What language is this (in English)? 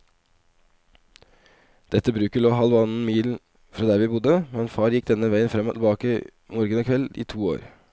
Norwegian